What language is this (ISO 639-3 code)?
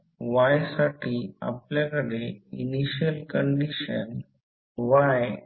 mar